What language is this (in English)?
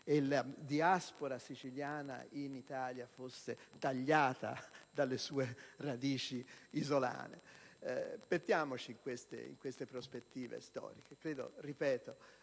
Italian